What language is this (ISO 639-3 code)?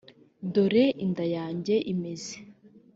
kin